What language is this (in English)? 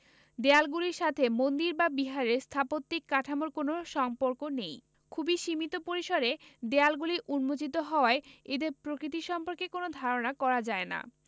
Bangla